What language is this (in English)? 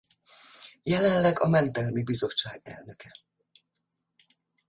Hungarian